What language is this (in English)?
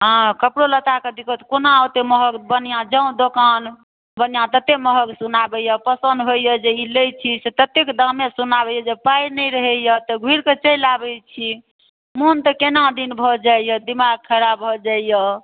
Maithili